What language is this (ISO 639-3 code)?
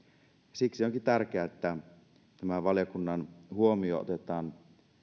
fin